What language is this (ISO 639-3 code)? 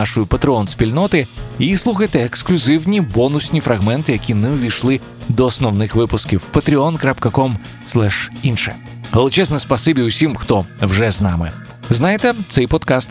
ukr